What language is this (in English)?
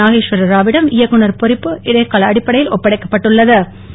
Tamil